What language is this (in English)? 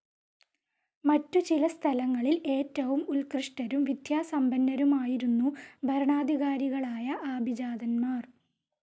Malayalam